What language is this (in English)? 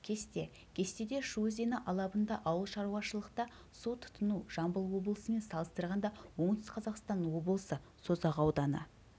Kazakh